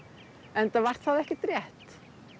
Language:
Icelandic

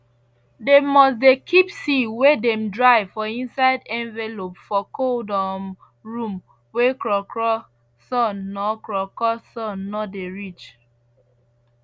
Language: Nigerian Pidgin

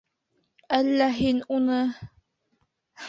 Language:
Bashkir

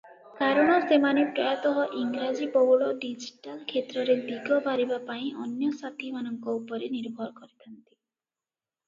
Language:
Odia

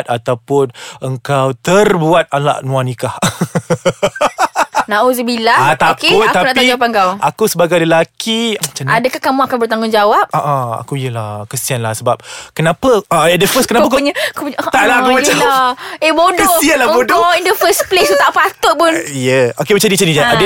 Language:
Malay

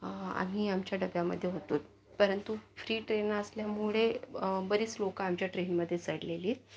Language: Marathi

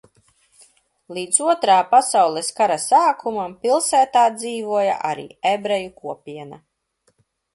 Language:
Latvian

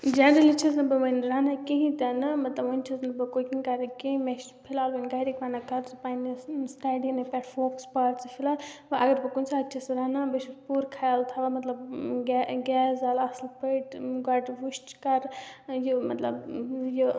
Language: Kashmiri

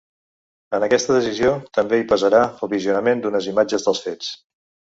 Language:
Catalan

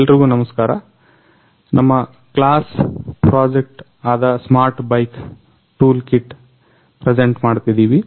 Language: Kannada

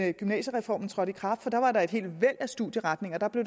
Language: Danish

